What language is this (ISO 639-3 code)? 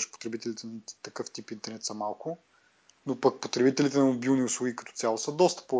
bul